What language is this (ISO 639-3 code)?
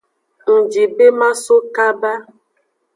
ajg